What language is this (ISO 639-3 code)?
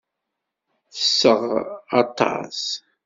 kab